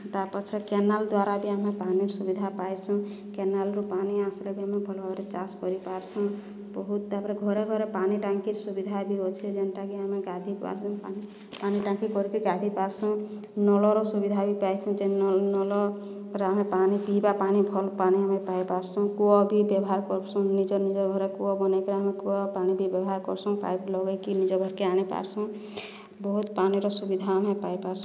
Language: Odia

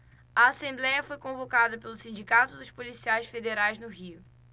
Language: Portuguese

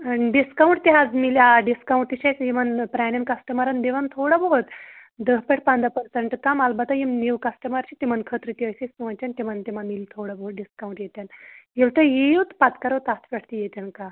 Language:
Kashmiri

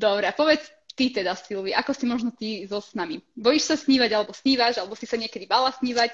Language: Slovak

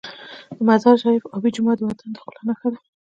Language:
Pashto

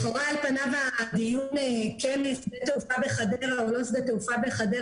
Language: Hebrew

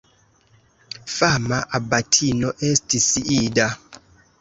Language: Esperanto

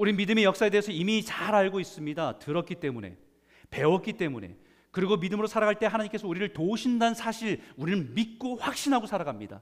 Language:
Korean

